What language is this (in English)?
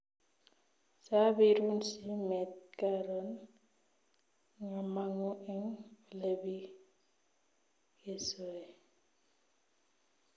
Kalenjin